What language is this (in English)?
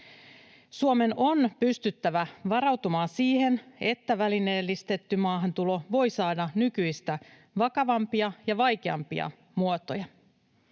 Finnish